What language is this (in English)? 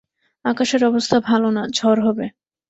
Bangla